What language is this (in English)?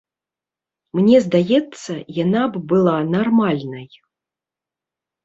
Belarusian